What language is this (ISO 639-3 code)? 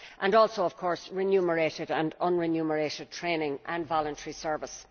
eng